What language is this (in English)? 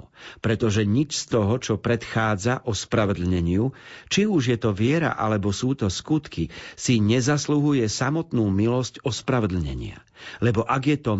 Slovak